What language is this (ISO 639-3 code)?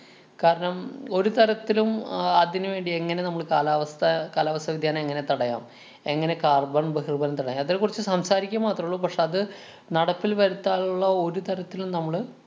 mal